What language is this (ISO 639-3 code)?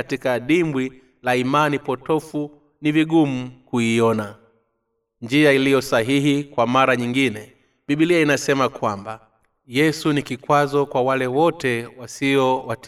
swa